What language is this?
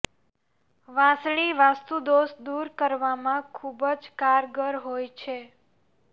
Gujarati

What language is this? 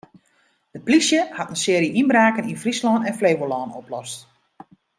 Western Frisian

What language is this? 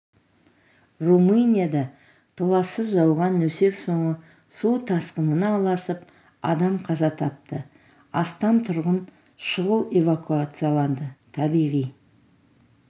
Kazakh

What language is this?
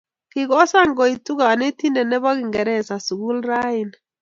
Kalenjin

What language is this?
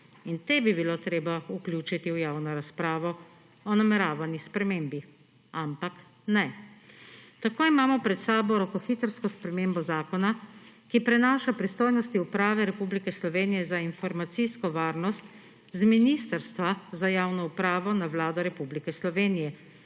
Slovenian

